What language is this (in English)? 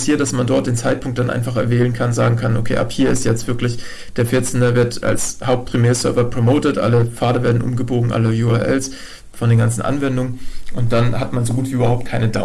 German